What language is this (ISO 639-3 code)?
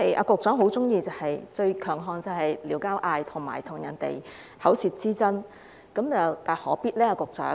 yue